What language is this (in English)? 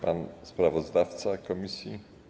Polish